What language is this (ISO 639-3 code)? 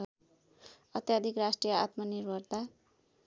nep